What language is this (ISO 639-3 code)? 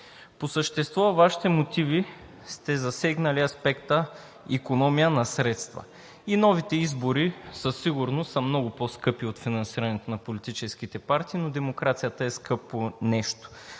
bul